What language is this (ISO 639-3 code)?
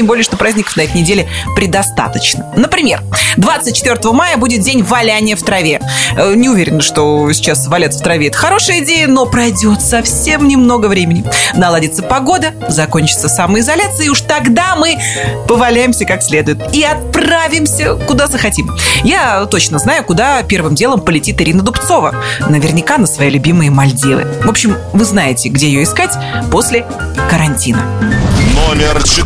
rus